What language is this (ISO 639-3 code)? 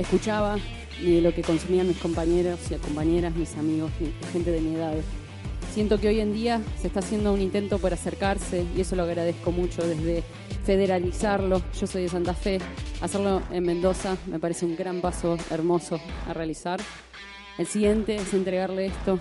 spa